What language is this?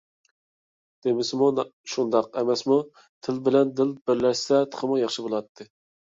Uyghur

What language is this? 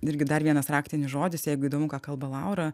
Lithuanian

